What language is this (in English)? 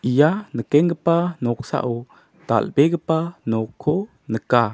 Garo